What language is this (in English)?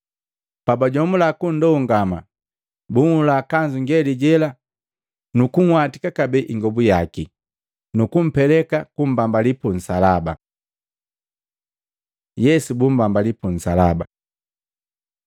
Matengo